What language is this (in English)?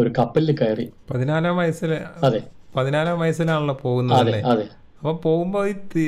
Malayalam